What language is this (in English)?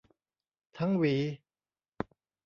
Thai